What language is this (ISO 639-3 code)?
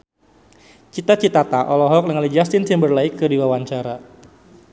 sun